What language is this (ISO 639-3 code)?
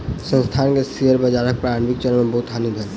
mai